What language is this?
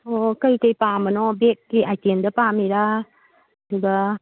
Manipuri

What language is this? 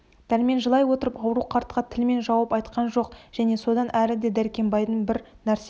Kazakh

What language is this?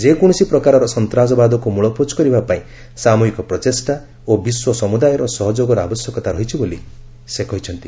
Odia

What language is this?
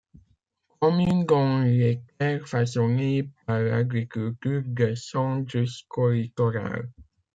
French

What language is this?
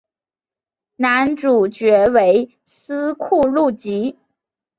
Chinese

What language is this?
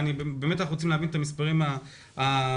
Hebrew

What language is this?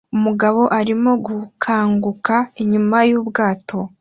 Kinyarwanda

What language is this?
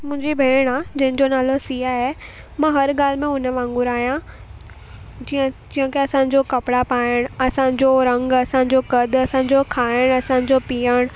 Sindhi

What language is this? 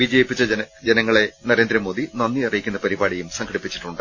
Malayalam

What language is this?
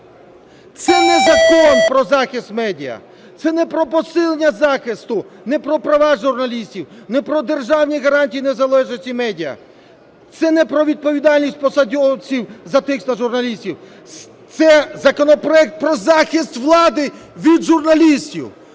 Ukrainian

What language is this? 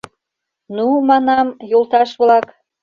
Mari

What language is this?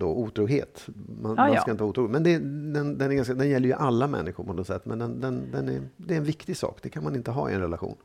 Swedish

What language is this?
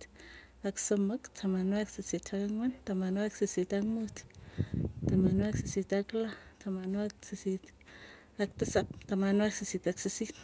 Tugen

